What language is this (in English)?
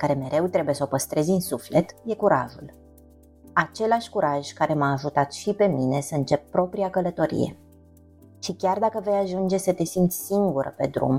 Romanian